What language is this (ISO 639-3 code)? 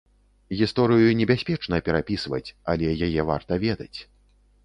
bel